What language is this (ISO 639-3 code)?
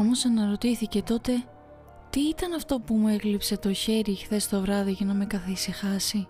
ell